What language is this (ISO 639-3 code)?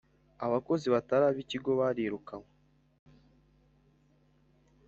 kin